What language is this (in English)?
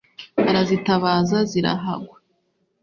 Kinyarwanda